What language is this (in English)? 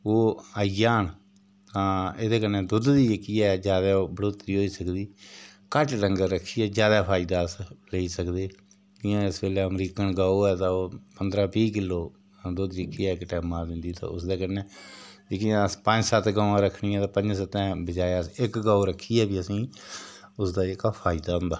Dogri